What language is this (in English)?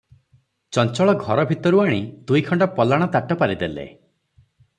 Odia